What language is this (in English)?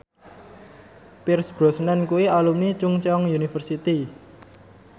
Javanese